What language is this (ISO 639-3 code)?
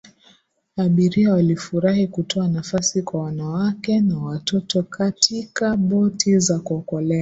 swa